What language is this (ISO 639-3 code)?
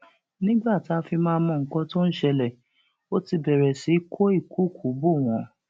yor